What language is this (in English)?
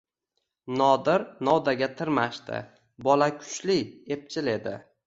Uzbek